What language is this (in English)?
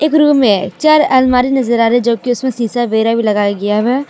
Hindi